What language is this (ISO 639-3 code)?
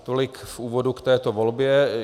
ces